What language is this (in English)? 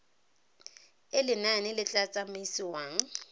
Tswana